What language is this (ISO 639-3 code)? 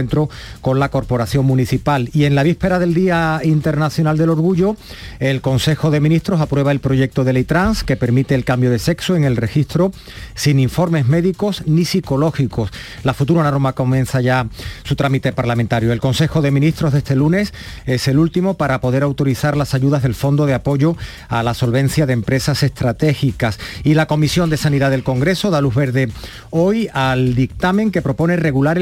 spa